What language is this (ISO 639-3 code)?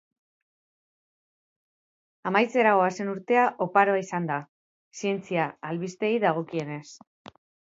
eus